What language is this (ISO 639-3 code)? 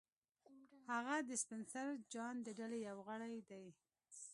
pus